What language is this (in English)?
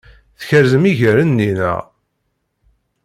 Kabyle